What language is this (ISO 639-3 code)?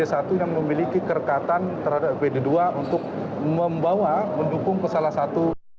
ind